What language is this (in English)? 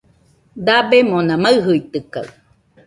Nüpode Huitoto